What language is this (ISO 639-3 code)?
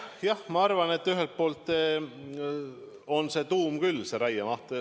est